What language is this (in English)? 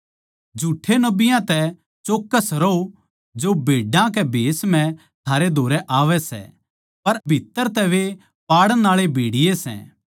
Haryanvi